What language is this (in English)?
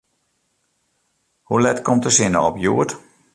Western Frisian